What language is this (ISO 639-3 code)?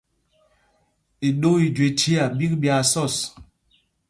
mgg